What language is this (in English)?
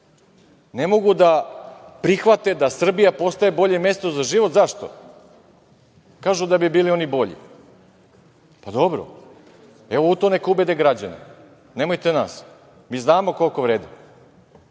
Serbian